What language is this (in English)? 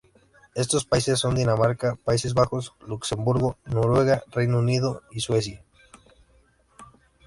Spanish